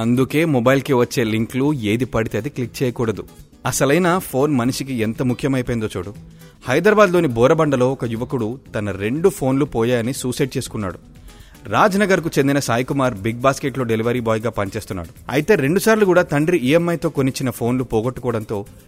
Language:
Telugu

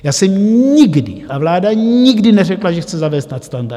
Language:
Czech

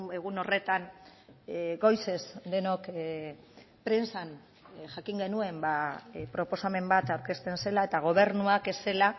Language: Basque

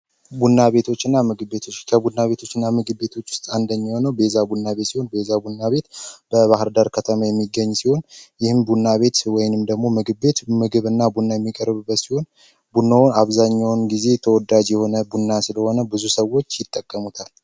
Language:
Amharic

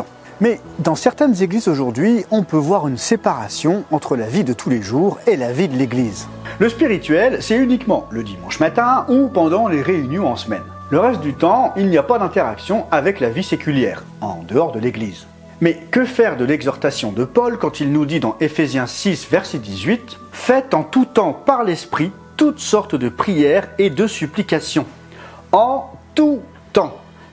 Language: French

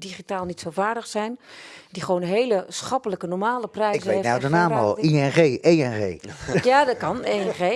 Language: Dutch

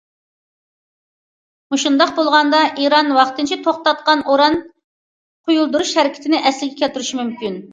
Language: Uyghur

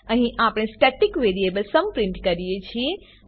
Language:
Gujarati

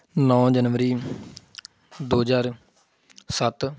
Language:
Punjabi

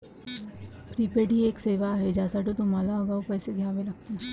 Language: Marathi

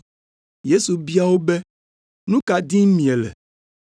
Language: Ewe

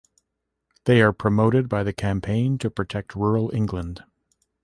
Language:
English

